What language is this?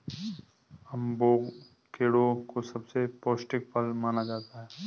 Hindi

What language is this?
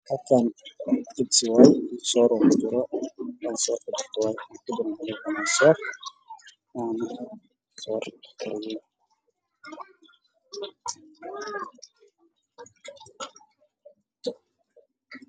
Somali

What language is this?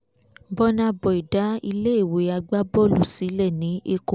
Yoruba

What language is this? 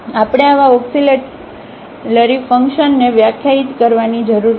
Gujarati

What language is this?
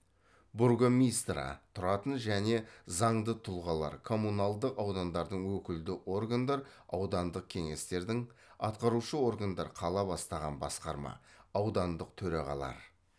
Kazakh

